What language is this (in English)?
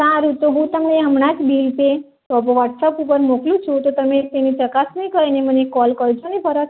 Gujarati